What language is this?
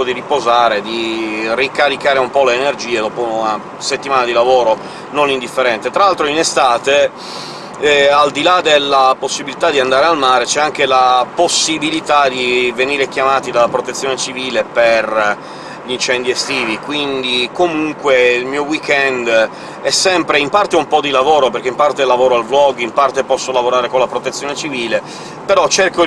Italian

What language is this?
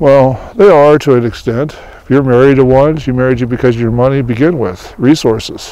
English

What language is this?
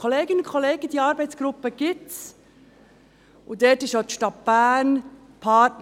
Swiss German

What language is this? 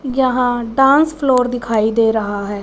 Hindi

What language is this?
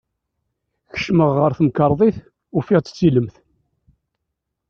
Kabyle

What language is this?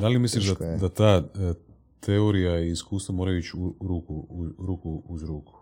Croatian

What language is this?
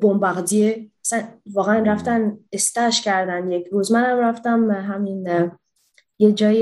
Persian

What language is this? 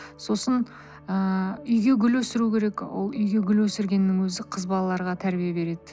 Kazakh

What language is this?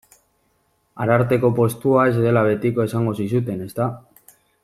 Basque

